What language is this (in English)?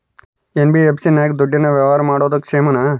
Kannada